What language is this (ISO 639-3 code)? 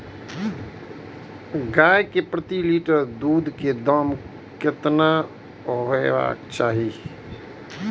mai